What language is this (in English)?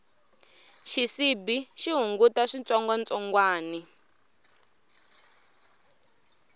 Tsonga